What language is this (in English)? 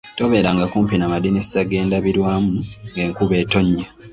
Ganda